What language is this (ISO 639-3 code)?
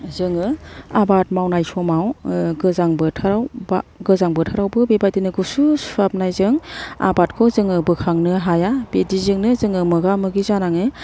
brx